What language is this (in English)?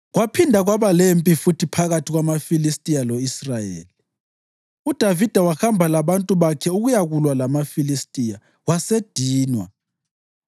North Ndebele